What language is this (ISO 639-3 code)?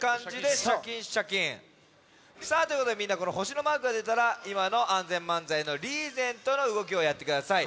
jpn